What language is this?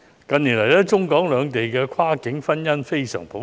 Cantonese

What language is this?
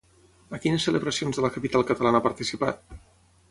Catalan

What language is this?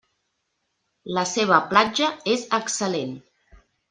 Catalan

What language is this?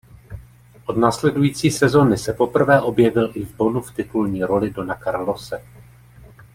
Czech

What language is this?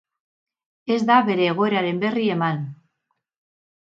Basque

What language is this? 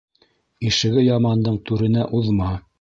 Bashkir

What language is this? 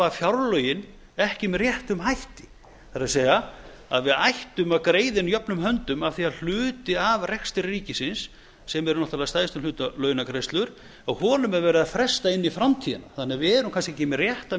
Icelandic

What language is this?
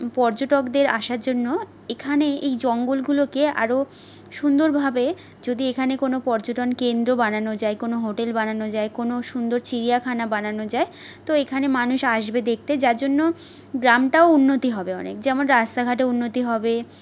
Bangla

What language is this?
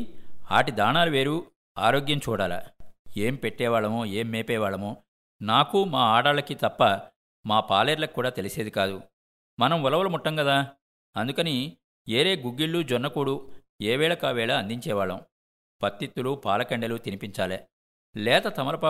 Telugu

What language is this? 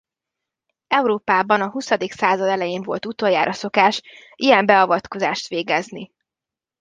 Hungarian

